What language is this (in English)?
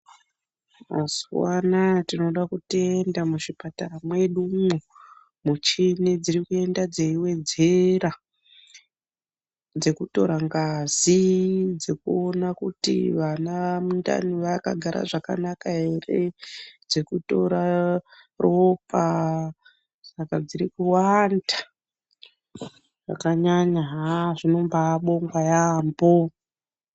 Ndau